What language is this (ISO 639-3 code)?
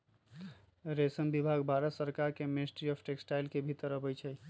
mag